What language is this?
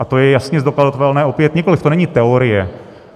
Czech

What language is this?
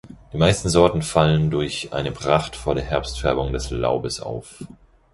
German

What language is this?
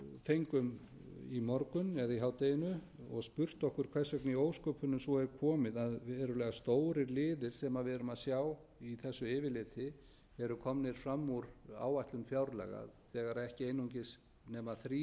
Icelandic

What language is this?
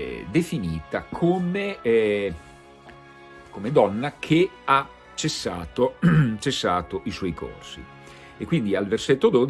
Italian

